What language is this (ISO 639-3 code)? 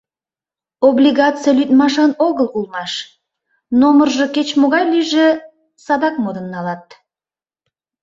chm